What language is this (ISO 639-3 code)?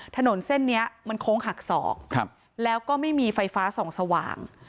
tha